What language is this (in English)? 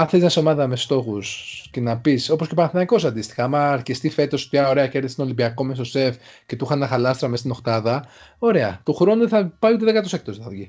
Greek